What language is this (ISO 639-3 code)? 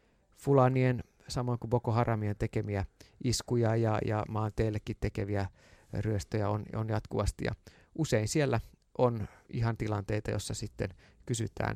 fin